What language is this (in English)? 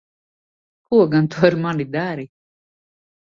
Latvian